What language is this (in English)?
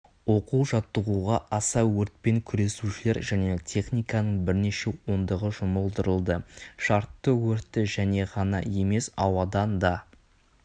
Kazakh